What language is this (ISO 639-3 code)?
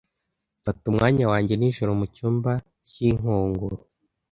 kin